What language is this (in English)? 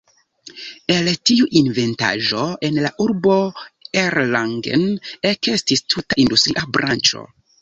Esperanto